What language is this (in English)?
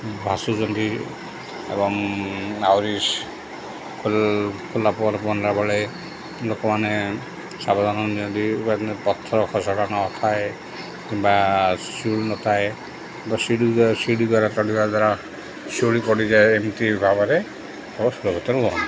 Odia